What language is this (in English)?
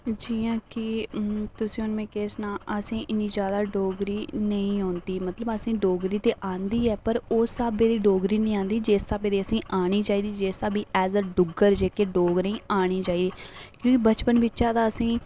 Dogri